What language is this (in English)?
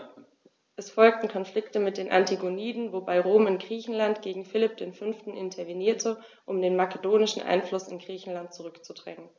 German